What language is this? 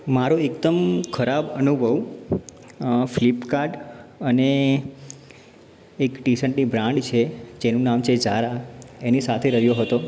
Gujarati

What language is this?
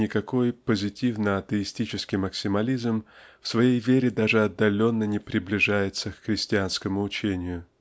Russian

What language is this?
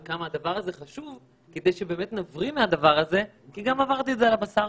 Hebrew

